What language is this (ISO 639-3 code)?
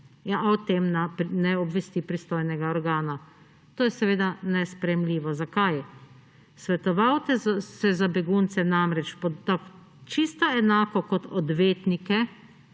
slv